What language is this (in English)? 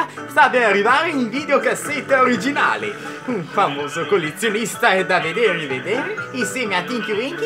Italian